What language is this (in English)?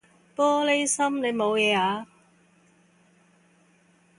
Cantonese